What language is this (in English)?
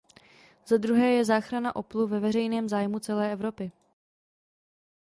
Czech